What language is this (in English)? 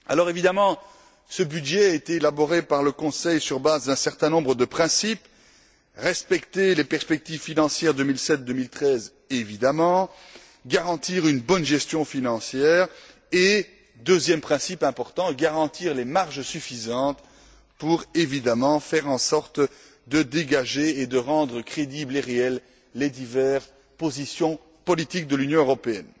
French